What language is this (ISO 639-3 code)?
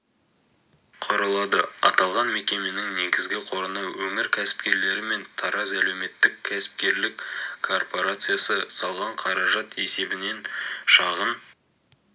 kaz